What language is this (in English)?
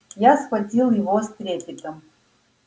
Russian